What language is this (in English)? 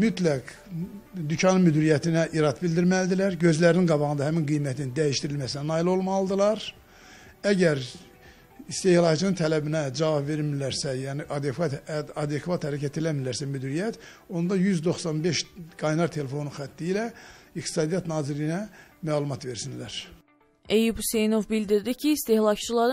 Turkish